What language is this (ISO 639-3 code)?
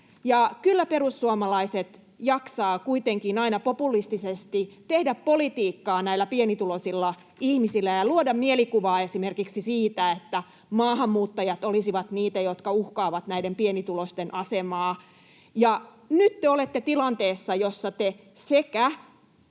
fin